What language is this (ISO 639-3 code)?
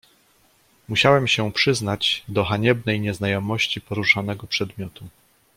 pol